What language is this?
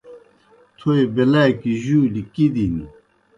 Kohistani Shina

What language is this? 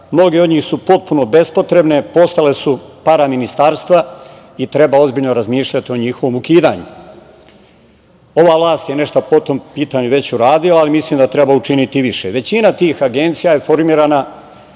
Serbian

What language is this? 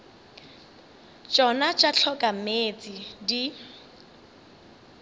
Northern Sotho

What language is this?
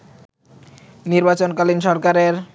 Bangla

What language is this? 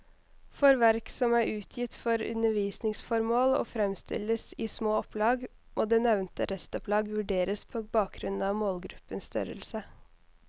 Norwegian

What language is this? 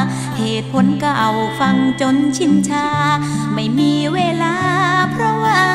Thai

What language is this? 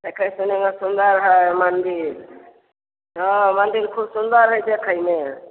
Maithili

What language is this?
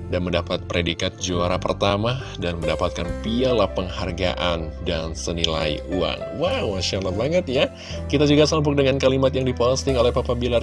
Indonesian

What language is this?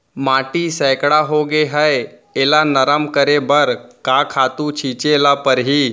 Chhattisgarhi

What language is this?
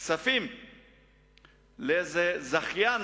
Hebrew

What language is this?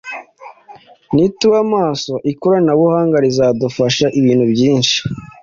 Kinyarwanda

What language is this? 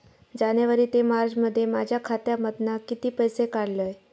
Marathi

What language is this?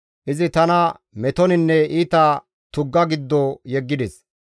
Gamo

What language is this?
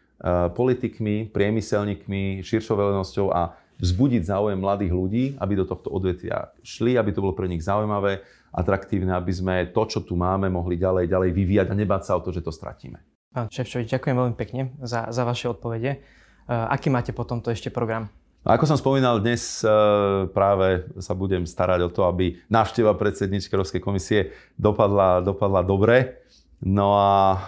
Slovak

